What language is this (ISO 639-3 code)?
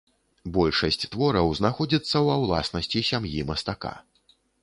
bel